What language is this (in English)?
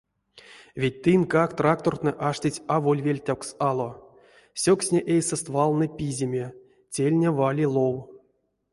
Erzya